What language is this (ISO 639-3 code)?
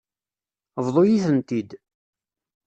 kab